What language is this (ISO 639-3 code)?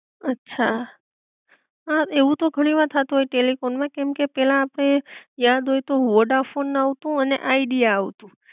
guj